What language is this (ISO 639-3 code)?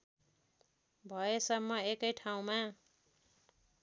nep